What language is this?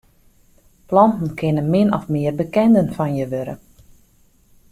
Western Frisian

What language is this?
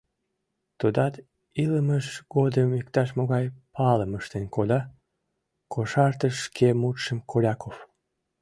Mari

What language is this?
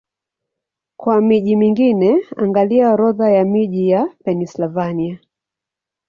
Swahili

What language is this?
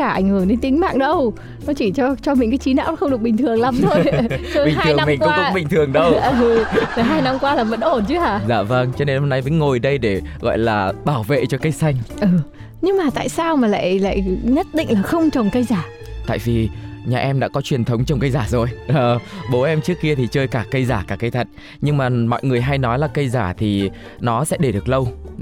Vietnamese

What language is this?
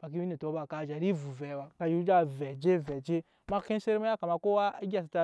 Nyankpa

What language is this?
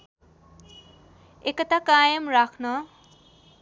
Nepali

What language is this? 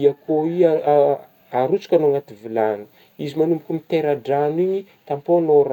Northern Betsimisaraka Malagasy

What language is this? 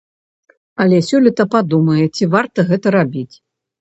Belarusian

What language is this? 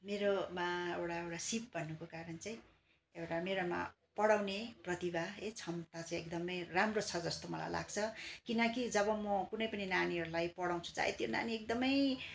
Nepali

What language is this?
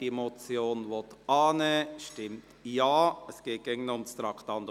Swiss German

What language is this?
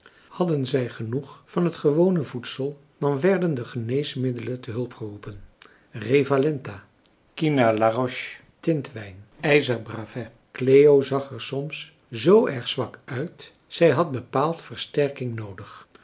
Dutch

